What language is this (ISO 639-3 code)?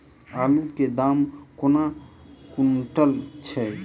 mai